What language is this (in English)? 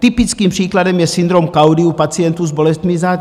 Czech